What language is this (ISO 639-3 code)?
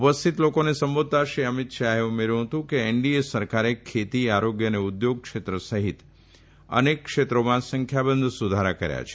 guj